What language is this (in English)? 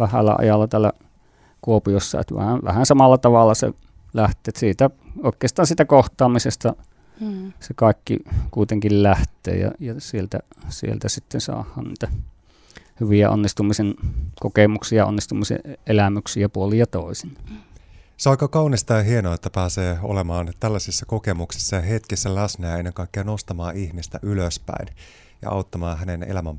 Finnish